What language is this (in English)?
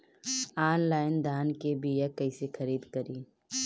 Bhojpuri